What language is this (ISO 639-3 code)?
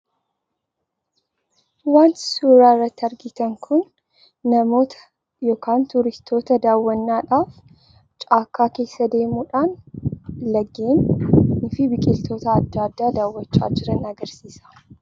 orm